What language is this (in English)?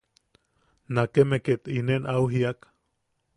Yaqui